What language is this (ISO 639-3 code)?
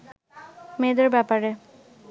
ben